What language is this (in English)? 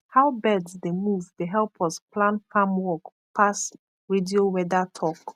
Nigerian Pidgin